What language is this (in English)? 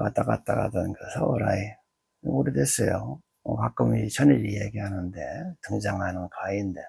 Korean